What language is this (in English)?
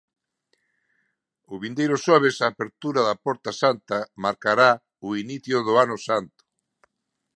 Galician